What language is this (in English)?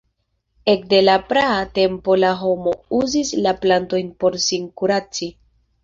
Esperanto